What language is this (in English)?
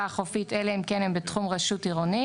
Hebrew